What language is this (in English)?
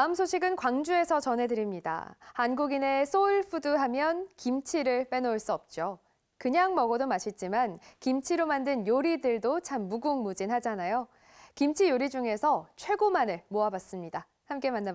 Korean